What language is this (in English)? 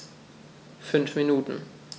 German